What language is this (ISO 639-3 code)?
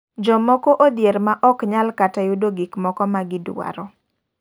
luo